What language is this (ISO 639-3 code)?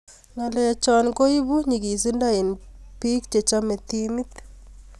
kln